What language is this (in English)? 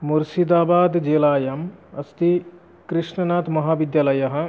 Sanskrit